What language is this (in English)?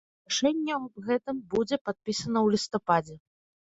Belarusian